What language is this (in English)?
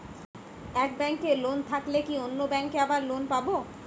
Bangla